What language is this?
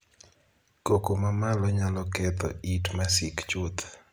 Luo (Kenya and Tanzania)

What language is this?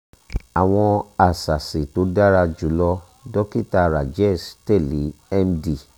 Yoruba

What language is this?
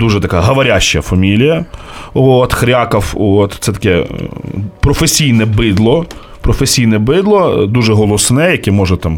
Ukrainian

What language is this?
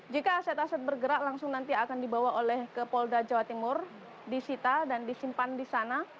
Indonesian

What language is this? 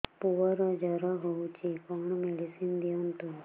Odia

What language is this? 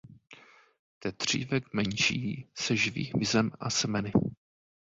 Czech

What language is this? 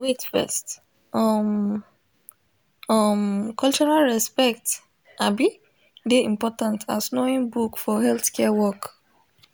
Nigerian Pidgin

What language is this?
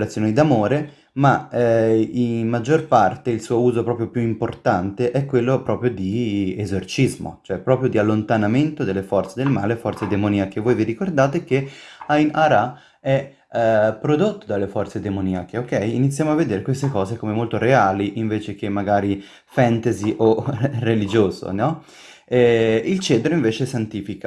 Italian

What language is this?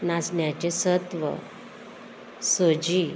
Konkani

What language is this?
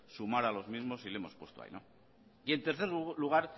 Spanish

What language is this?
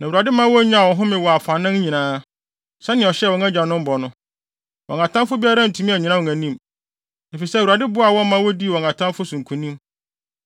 Akan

